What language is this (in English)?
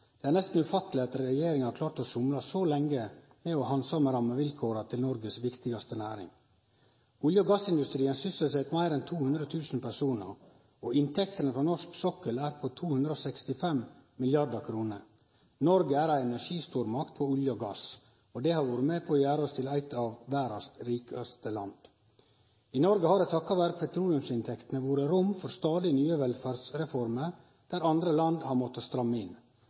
Norwegian Nynorsk